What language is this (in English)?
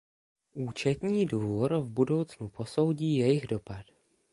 Czech